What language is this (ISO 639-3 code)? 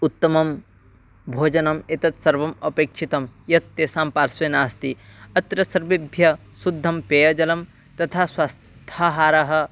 san